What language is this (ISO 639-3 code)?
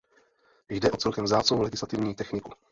ces